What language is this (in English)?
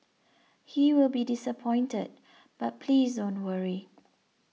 English